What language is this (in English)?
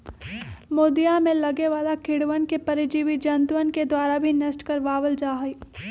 Magahi